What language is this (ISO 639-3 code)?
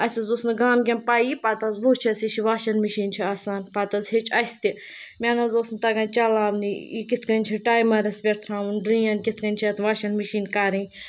kas